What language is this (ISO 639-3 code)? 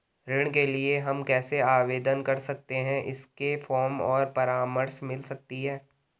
hin